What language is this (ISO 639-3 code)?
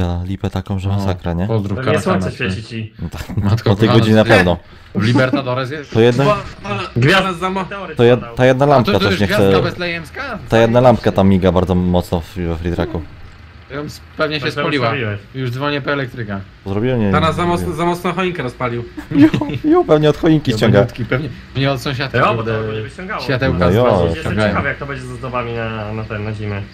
pol